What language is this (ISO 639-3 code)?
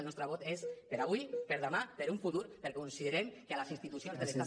cat